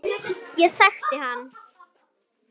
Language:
Icelandic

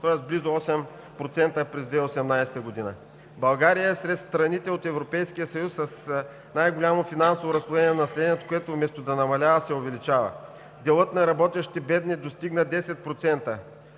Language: Bulgarian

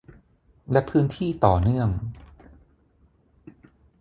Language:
Thai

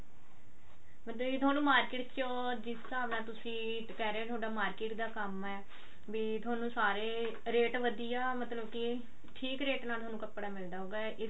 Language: Punjabi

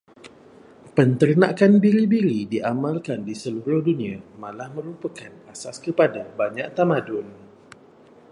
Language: Malay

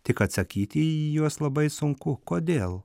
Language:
Lithuanian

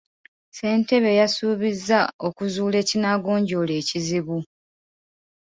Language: Ganda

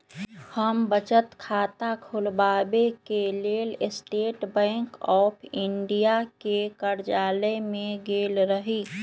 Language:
Magahi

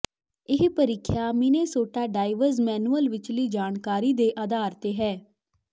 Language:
Punjabi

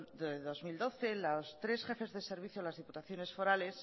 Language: Spanish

